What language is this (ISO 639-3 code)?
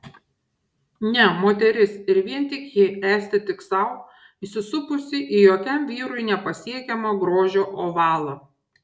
lit